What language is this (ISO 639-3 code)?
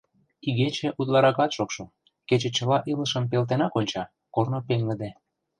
chm